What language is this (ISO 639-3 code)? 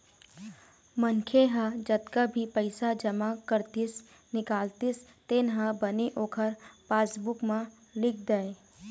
hne